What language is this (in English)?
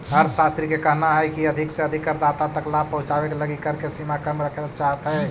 Magahi